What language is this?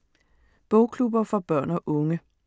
Danish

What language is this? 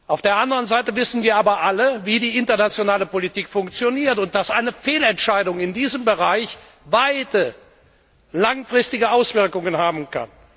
German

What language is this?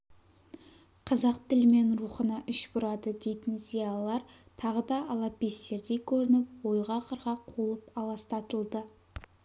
Kazakh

